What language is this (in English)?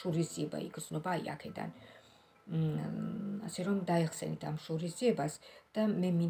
Romanian